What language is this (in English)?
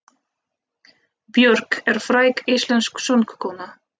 Icelandic